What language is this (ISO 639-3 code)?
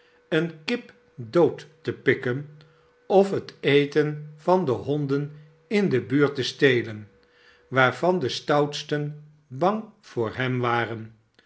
nld